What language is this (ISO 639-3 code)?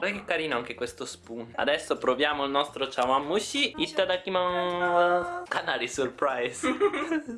ita